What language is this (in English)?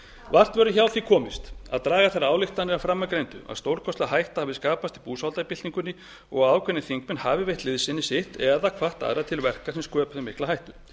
Icelandic